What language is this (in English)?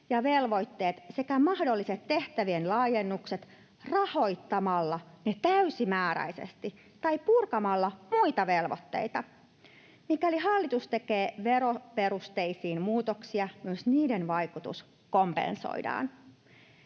Finnish